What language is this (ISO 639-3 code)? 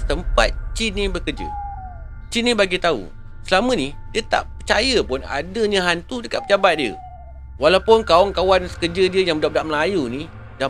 msa